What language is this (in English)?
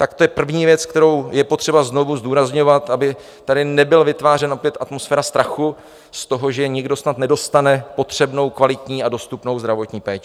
Czech